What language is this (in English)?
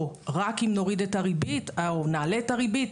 Hebrew